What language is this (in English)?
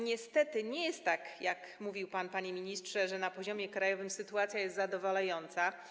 Polish